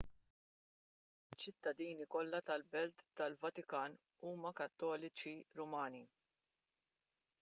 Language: Maltese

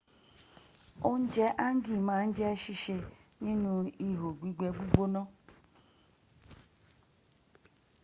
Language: Yoruba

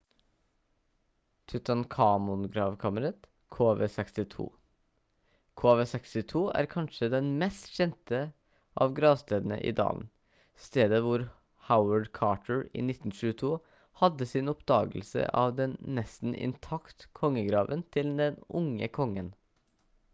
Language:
Norwegian Bokmål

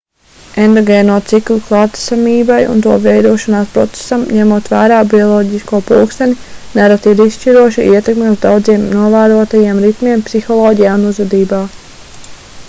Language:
Latvian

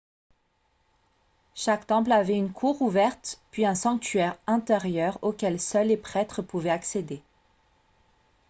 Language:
French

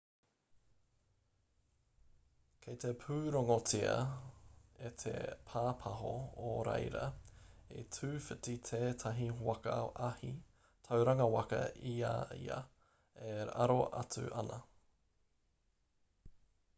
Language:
Māori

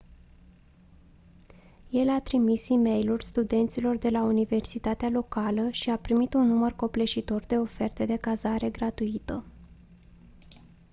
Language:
Romanian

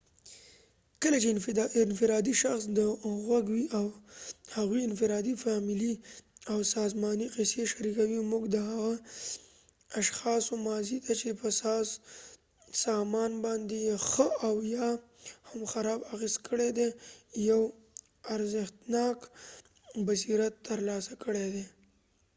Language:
Pashto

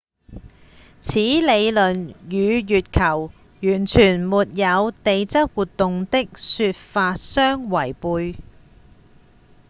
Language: Cantonese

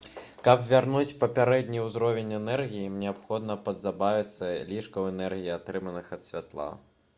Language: Belarusian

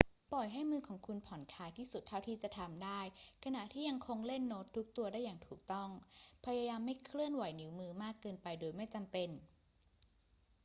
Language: Thai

